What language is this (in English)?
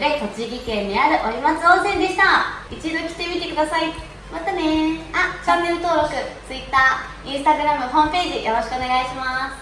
Japanese